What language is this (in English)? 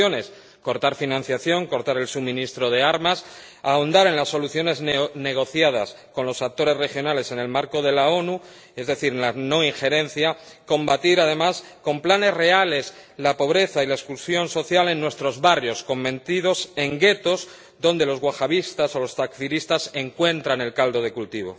Spanish